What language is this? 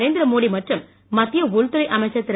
Tamil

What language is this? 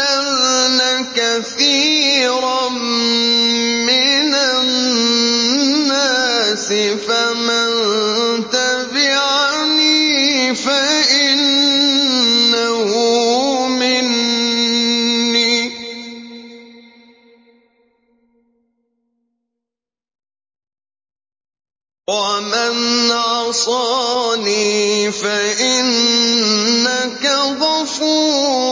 Arabic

